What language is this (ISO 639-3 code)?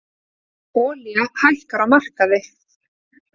isl